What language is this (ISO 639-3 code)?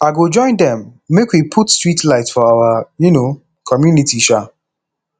pcm